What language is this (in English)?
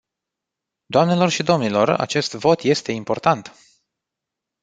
Romanian